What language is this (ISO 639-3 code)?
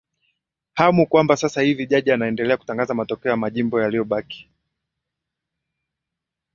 swa